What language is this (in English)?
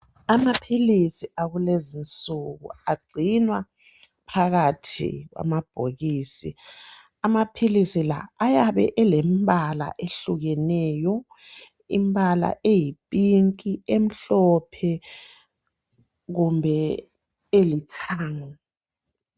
North Ndebele